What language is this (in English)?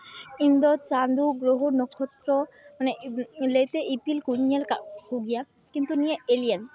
Santali